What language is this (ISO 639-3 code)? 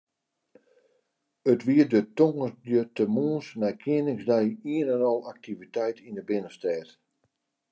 fry